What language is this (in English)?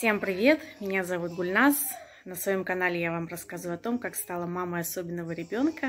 Russian